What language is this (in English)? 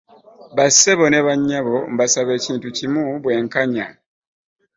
Ganda